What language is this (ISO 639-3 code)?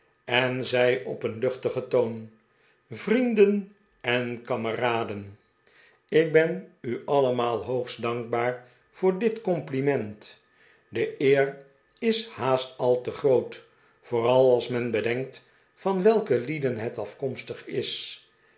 nld